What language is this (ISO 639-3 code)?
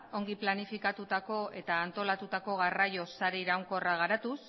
eus